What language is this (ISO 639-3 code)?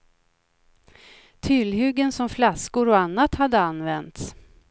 swe